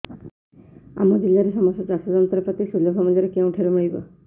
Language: Odia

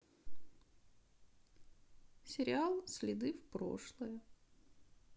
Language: Russian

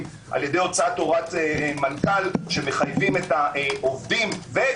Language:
Hebrew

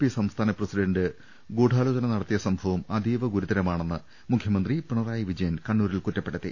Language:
Malayalam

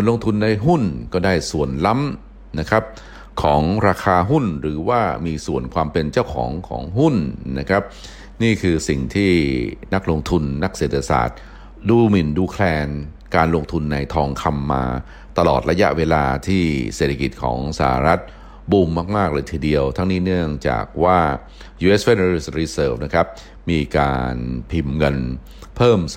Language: Thai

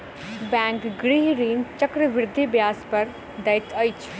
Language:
Maithili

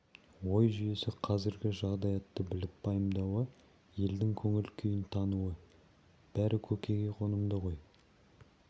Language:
Kazakh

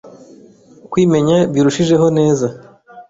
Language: Kinyarwanda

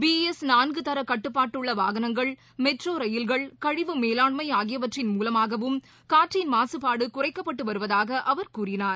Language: Tamil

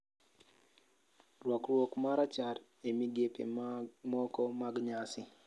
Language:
Luo (Kenya and Tanzania)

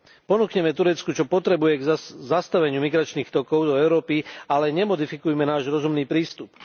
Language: Slovak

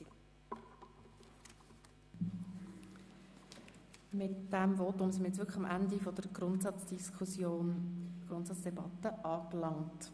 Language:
Swiss German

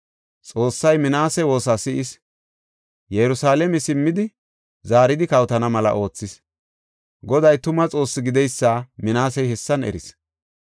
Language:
Gofa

